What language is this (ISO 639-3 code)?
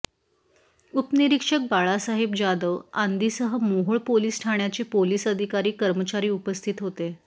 mar